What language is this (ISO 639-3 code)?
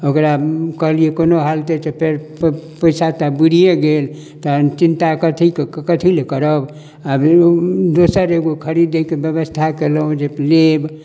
mai